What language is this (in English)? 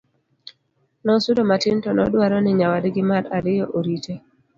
Luo (Kenya and Tanzania)